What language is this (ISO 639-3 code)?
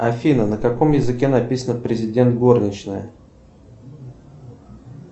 rus